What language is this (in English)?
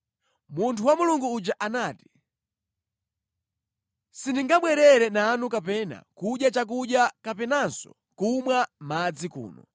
Nyanja